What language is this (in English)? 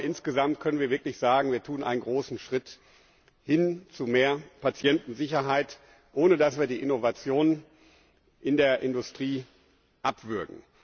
German